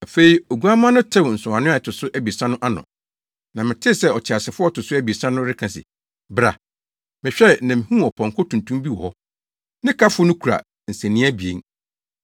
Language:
Akan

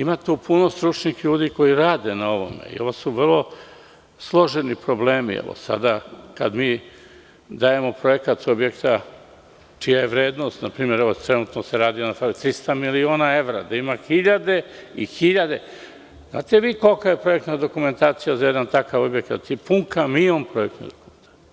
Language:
Serbian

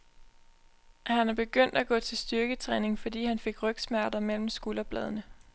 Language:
Danish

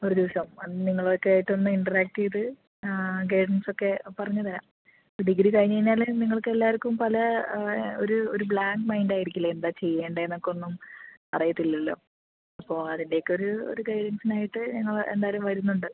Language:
Malayalam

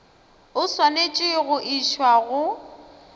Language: Northern Sotho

